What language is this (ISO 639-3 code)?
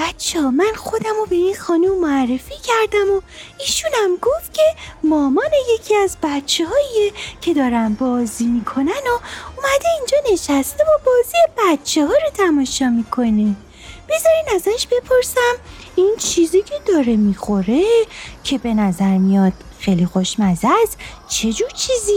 fas